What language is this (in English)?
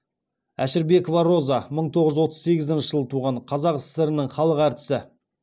Kazakh